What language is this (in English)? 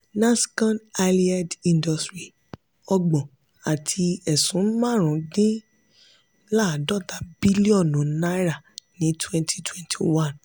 Yoruba